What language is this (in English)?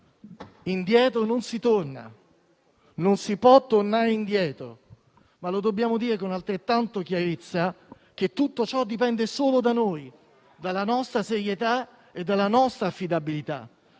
Italian